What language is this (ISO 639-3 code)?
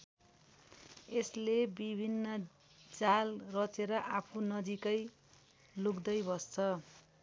nep